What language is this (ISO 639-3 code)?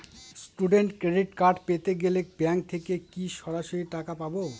ben